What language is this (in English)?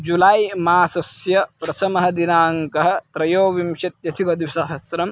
Sanskrit